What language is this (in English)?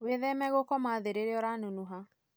Kikuyu